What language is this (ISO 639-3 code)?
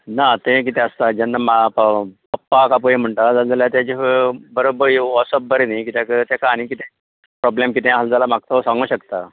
kok